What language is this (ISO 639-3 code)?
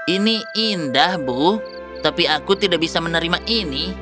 ind